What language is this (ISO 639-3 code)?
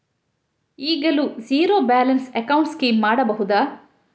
kan